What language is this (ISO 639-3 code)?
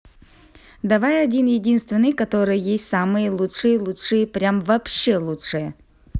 rus